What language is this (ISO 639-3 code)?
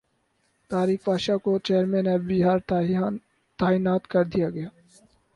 urd